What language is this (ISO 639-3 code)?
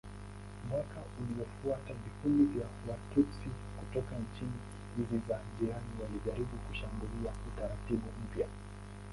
swa